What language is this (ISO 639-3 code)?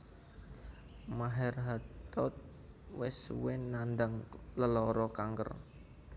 jav